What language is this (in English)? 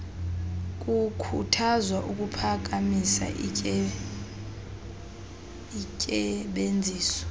Xhosa